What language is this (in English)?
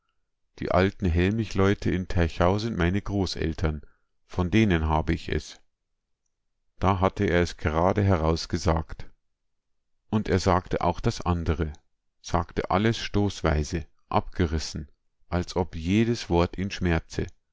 German